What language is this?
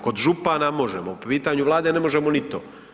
Croatian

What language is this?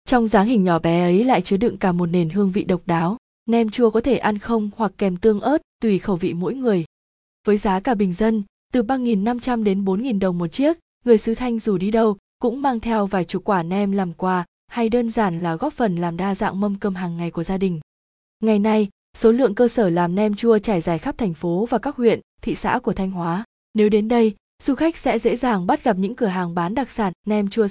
Vietnamese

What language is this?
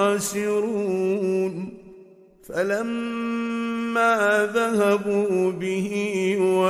Arabic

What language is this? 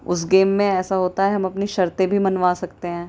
Urdu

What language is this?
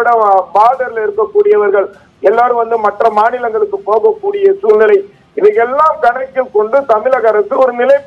Hindi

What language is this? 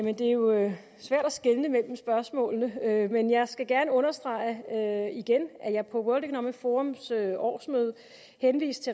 Danish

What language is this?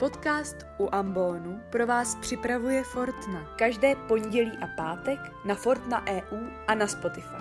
Czech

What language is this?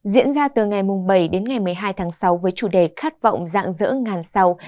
Vietnamese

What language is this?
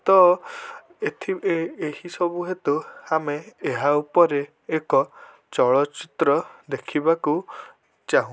Odia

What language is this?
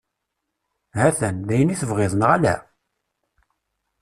Kabyle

